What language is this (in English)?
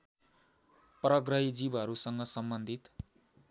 Nepali